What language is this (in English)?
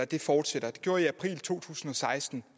Danish